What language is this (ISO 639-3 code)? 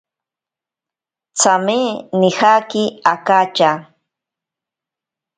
prq